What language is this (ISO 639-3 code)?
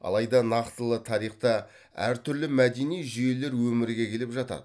kaz